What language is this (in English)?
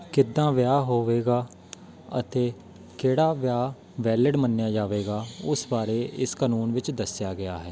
Punjabi